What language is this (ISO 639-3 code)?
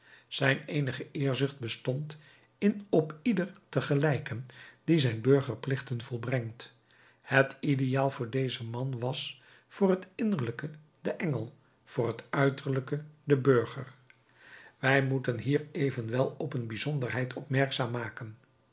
nld